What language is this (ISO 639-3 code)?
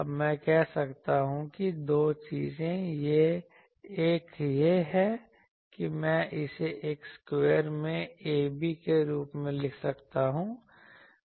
hin